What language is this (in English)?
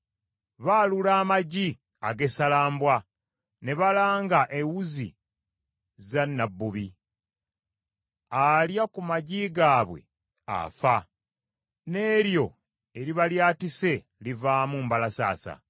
Ganda